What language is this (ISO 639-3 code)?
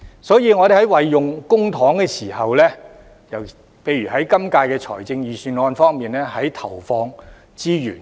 yue